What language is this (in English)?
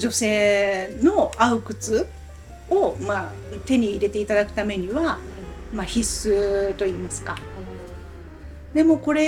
Japanese